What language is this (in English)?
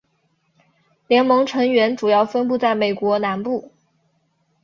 Chinese